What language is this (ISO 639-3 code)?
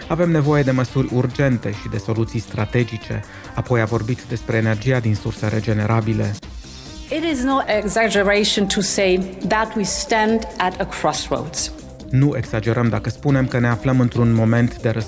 ron